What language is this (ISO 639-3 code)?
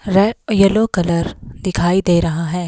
hin